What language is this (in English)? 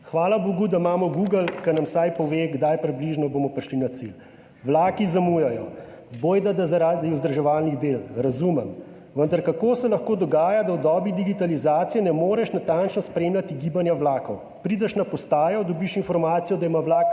Slovenian